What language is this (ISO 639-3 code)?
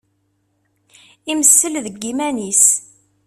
kab